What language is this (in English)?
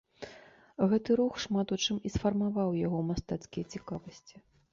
Belarusian